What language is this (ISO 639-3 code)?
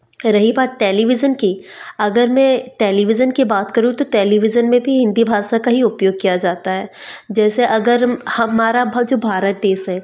hin